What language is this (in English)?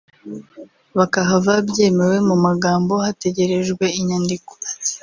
Kinyarwanda